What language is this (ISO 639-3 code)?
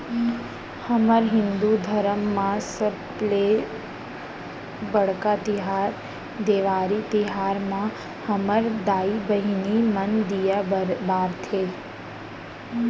hne